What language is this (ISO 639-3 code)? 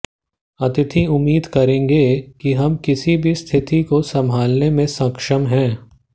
hin